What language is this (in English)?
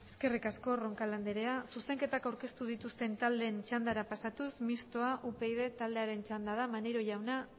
Basque